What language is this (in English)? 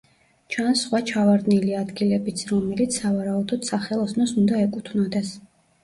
Georgian